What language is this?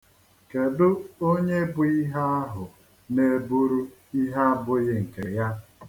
Igbo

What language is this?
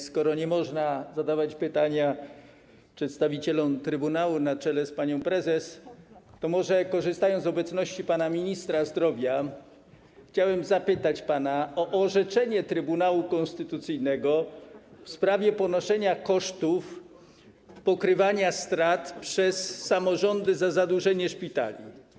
Polish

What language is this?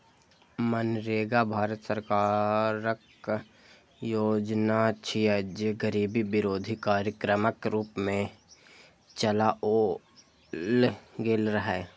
Maithili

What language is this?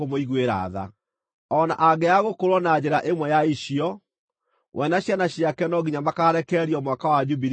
Kikuyu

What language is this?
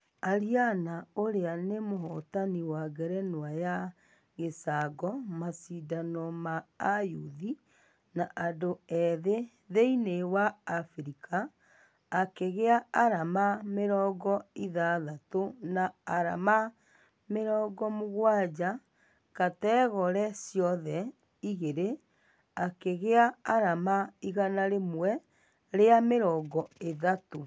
Kikuyu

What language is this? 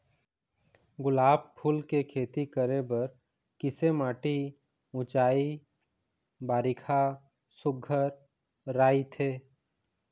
Chhattisgarhi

